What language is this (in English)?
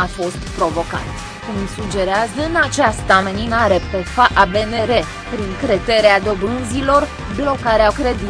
Romanian